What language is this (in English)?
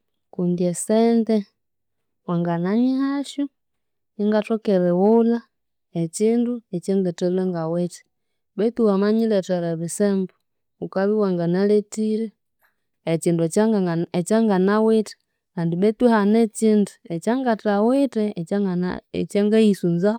Konzo